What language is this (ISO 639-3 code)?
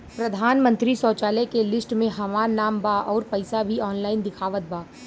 bho